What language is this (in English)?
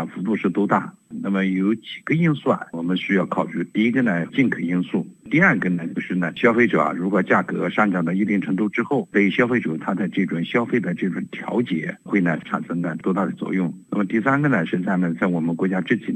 Chinese